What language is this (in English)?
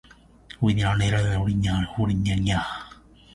Japanese